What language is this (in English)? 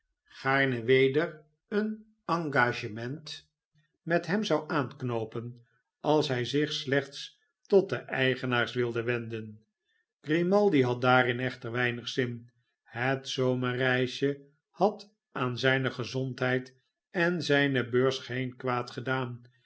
Dutch